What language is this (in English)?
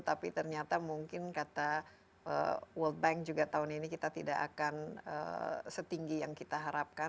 Indonesian